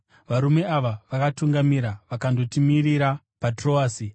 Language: Shona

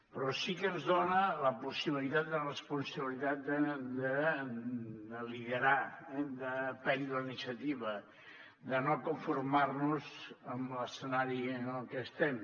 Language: Catalan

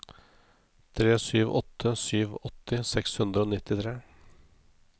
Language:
Norwegian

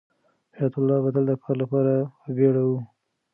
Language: Pashto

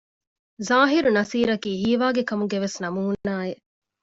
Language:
Divehi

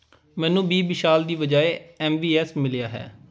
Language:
Punjabi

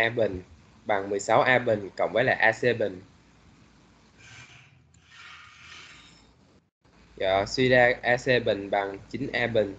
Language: Vietnamese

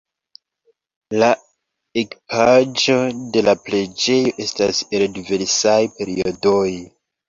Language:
Esperanto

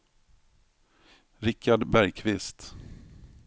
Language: Swedish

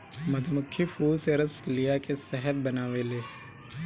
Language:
Bhojpuri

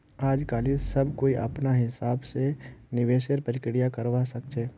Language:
Magahi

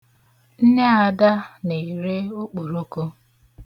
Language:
Igbo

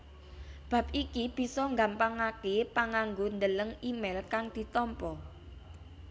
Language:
Javanese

